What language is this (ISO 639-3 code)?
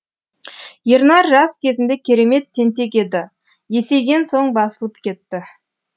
kaz